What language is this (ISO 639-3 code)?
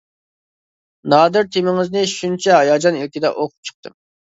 uig